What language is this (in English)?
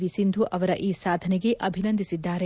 Kannada